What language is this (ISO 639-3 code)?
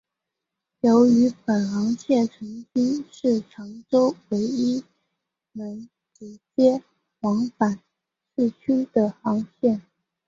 zho